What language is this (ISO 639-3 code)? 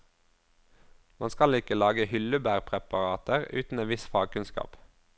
nor